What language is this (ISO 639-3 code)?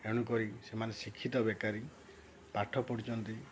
ori